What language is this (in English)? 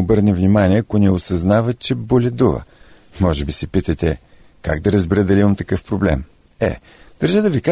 Bulgarian